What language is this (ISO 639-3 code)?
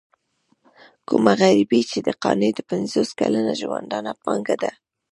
pus